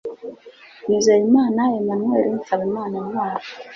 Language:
Kinyarwanda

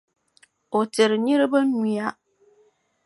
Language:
Dagbani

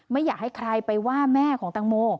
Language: Thai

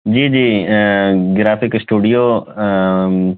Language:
Urdu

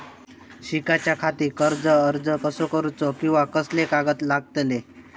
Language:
Marathi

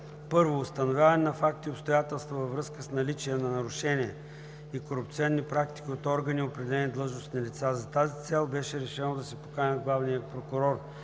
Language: Bulgarian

